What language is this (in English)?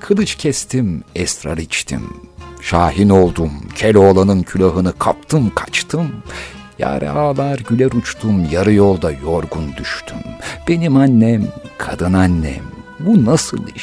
Turkish